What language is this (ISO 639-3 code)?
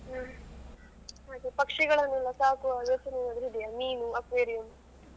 kan